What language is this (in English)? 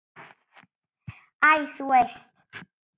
Icelandic